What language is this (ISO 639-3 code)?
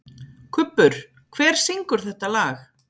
isl